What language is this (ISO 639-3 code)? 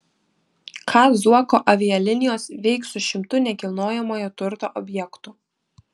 lit